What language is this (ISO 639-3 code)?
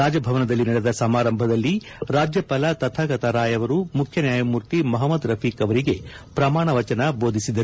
kan